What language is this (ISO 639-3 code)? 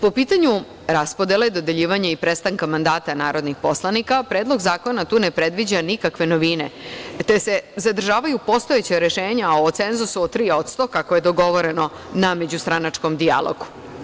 srp